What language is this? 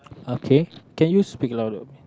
English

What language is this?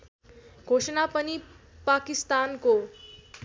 Nepali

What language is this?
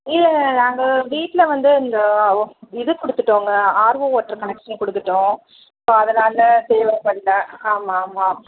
Tamil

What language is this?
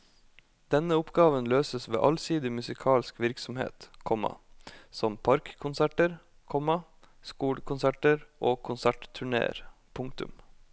Norwegian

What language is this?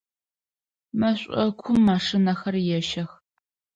Adyghe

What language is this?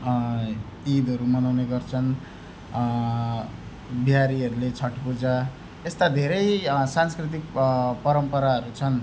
Nepali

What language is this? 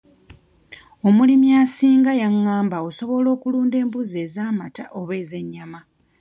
Ganda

